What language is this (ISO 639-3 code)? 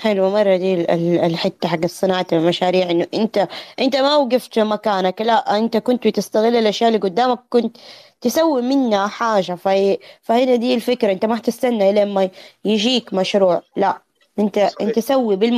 ara